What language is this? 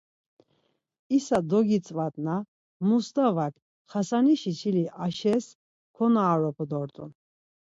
Laz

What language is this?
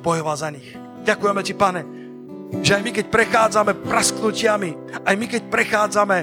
Slovak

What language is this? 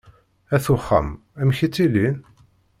Kabyle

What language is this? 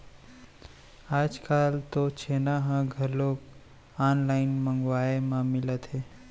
Chhattisgarhi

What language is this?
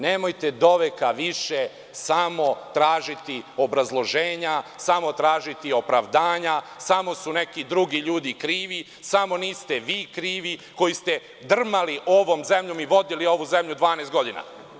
Serbian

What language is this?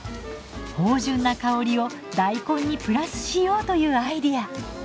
Japanese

